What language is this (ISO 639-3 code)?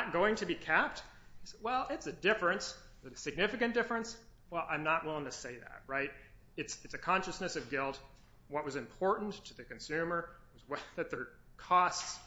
eng